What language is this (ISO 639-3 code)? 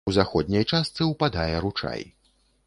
bel